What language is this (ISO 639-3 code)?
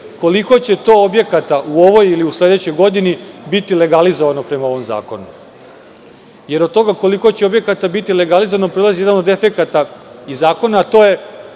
srp